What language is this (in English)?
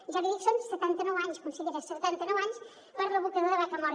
Catalan